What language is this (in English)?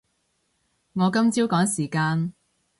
Cantonese